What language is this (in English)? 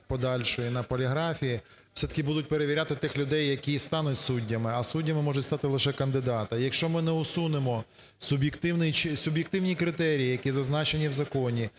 Ukrainian